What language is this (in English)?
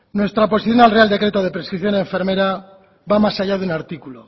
Spanish